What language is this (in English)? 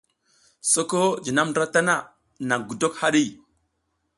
South Giziga